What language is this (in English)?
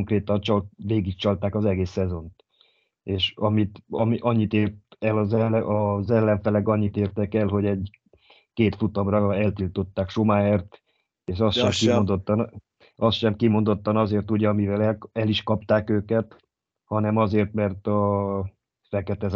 Hungarian